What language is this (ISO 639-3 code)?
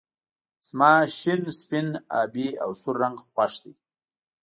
pus